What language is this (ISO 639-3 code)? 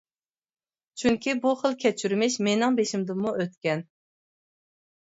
uig